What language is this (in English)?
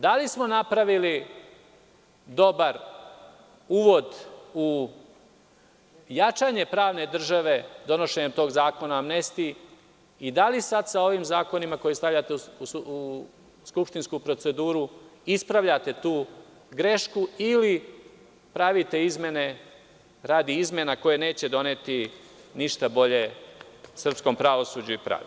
Serbian